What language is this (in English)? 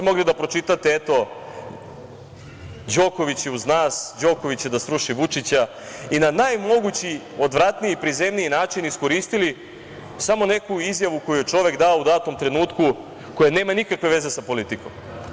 Serbian